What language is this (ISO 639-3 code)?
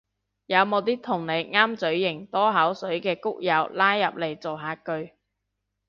yue